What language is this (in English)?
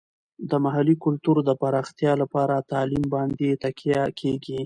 Pashto